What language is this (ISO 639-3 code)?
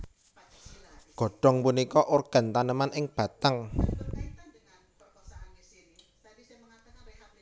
jav